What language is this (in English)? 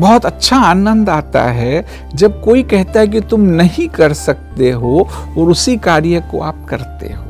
Hindi